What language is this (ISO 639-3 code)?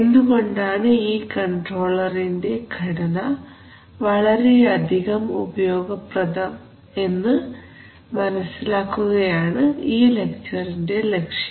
mal